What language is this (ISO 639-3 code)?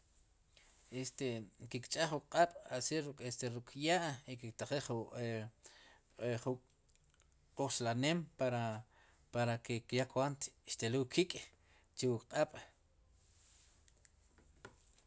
qum